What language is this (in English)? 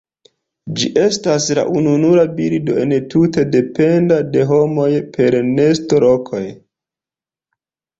Esperanto